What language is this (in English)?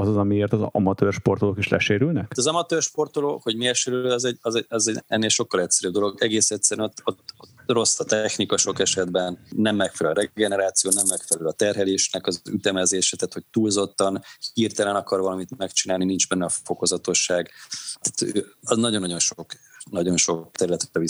Hungarian